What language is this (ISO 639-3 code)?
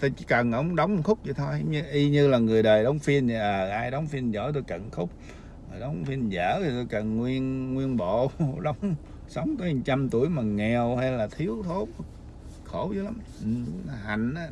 vie